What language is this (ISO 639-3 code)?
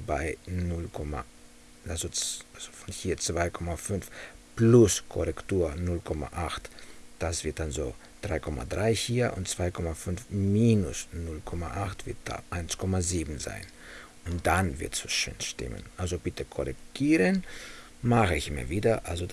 deu